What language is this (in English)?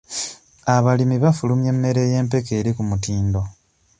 Ganda